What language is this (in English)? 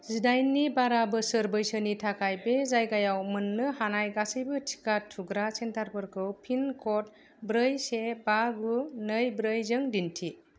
Bodo